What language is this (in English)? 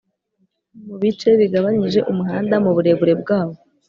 Kinyarwanda